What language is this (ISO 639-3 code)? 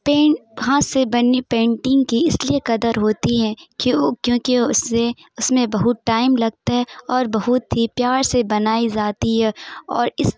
urd